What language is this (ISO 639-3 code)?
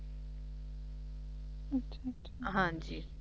pan